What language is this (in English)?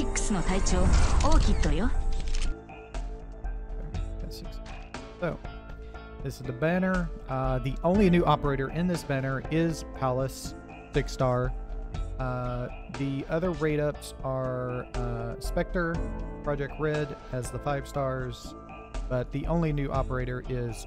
English